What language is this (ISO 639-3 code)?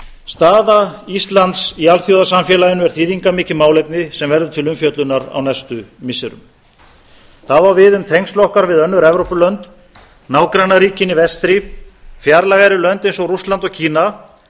isl